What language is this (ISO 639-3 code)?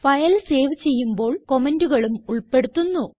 mal